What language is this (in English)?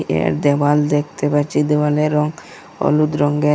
Bangla